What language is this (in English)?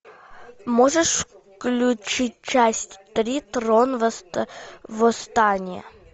Russian